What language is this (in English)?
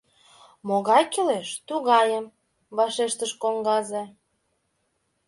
Mari